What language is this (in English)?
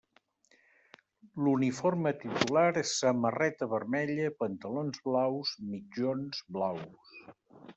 Catalan